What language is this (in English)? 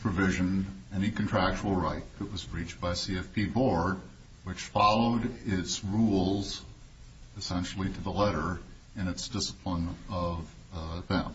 English